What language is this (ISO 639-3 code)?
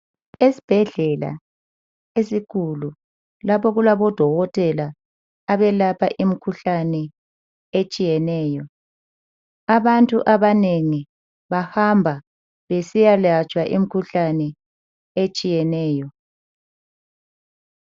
nde